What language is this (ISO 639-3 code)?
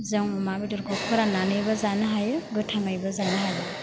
brx